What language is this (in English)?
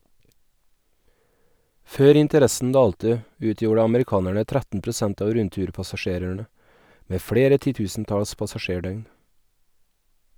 Norwegian